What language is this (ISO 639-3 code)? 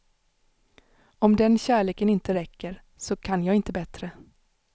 swe